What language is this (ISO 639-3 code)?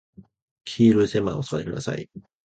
jpn